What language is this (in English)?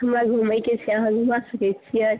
Maithili